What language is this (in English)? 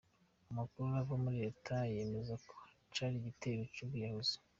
Kinyarwanda